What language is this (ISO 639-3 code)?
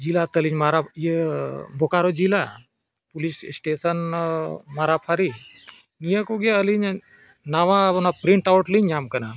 sat